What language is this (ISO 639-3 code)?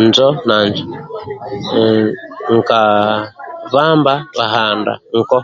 rwm